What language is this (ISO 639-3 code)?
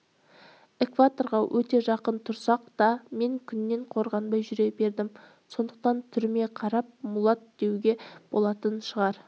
kaz